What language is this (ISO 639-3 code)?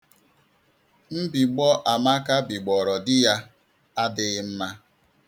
ibo